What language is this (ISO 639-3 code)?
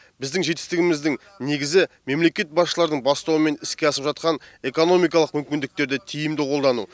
kaz